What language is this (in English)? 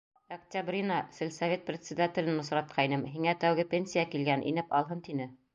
Bashkir